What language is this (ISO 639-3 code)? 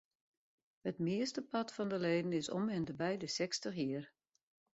fry